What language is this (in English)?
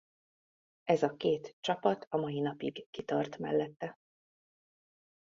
Hungarian